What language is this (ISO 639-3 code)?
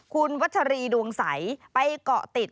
tha